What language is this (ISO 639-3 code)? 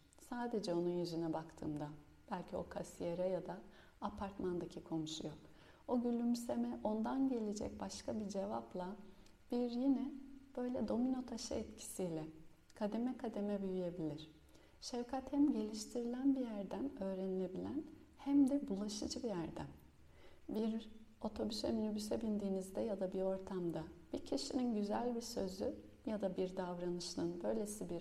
tur